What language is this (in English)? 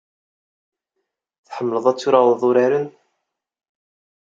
Kabyle